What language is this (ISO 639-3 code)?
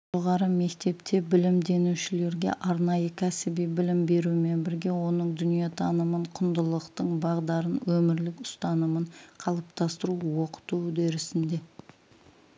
kaz